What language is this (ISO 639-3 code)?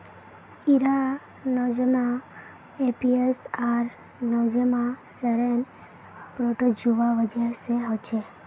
mag